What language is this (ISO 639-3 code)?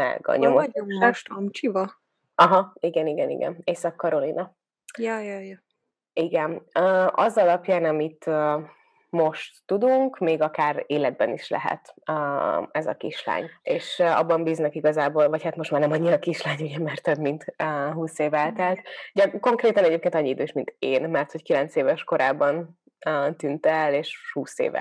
hun